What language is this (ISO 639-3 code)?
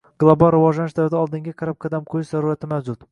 uzb